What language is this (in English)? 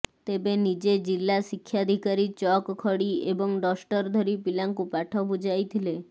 Odia